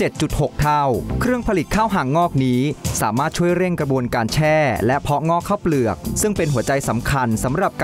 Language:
Thai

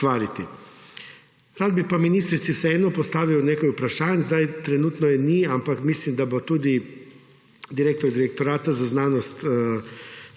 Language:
Slovenian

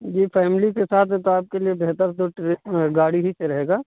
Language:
Urdu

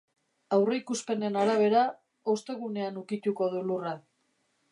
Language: Basque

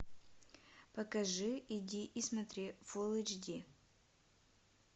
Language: Russian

